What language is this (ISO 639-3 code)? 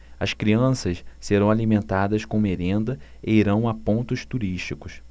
por